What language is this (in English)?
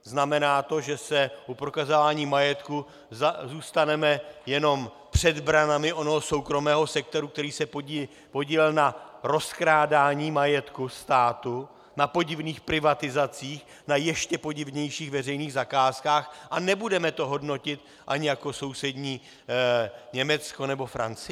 Czech